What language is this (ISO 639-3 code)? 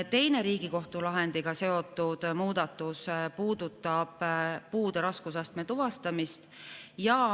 est